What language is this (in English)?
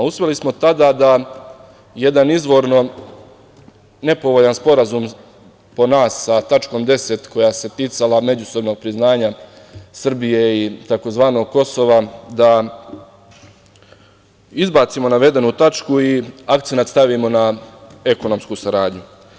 Serbian